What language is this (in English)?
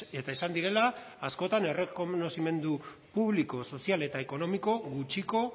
Basque